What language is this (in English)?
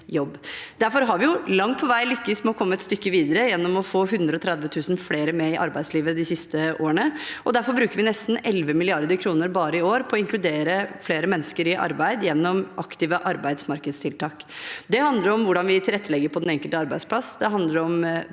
Norwegian